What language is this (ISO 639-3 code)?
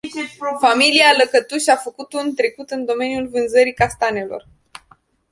ron